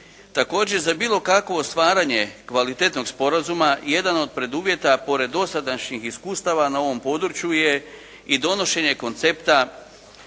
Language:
Croatian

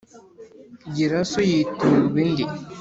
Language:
Kinyarwanda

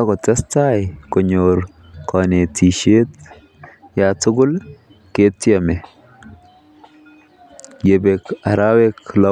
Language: Kalenjin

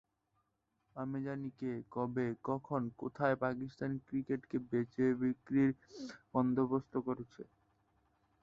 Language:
Bangla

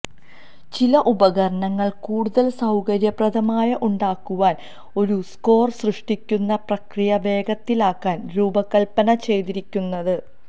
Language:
Malayalam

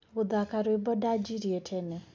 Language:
Kikuyu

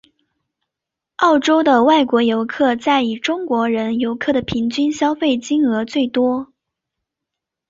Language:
Chinese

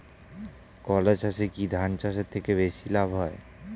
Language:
Bangla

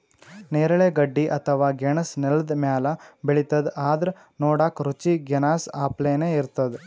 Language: Kannada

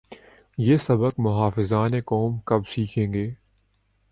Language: Urdu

